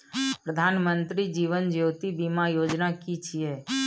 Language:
Maithili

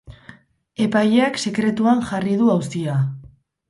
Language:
Basque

